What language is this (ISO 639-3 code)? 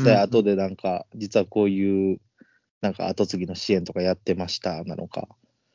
jpn